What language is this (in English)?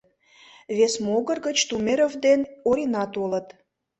Mari